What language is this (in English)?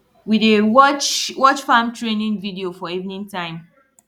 Nigerian Pidgin